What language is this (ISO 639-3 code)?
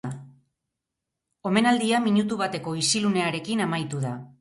eus